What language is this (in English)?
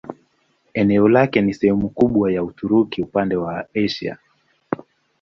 Swahili